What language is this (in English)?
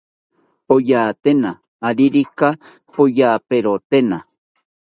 South Ucayali Ashéninka